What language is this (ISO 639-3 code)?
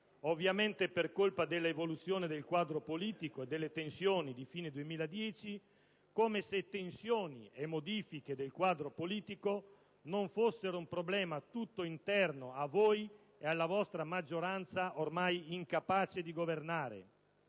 ita